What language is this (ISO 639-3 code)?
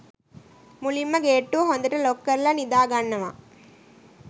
sin